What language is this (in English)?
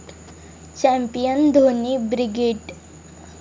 Marathi